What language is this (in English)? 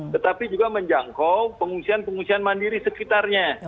Indonesian